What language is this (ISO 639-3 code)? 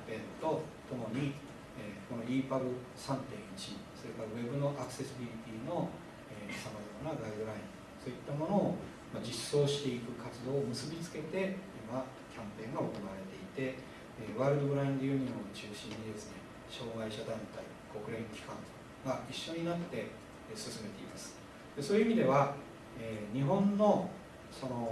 jpn